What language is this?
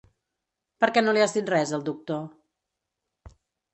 Catalan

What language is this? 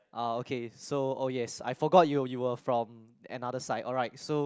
English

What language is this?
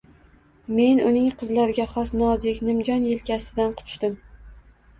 Uzbek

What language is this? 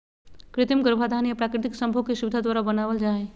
Magahi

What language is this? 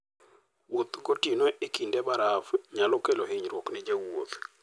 Luo (Kenya and Tanzania)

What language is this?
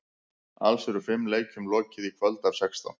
Icelandic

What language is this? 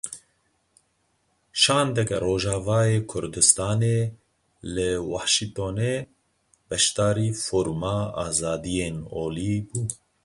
Kurdish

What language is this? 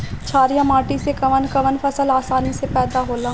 Bhojpuri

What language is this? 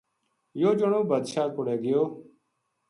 Gujari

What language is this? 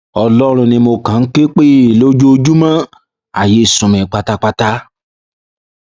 Yoruba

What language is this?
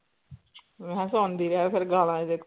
Punjabi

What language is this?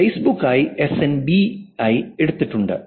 Malayalam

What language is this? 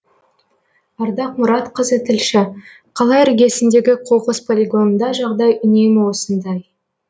Kazakh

